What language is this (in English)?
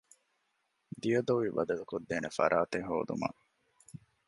Divehi